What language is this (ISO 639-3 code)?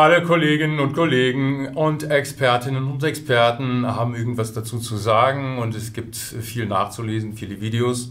deu